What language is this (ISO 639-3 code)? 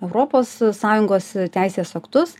lit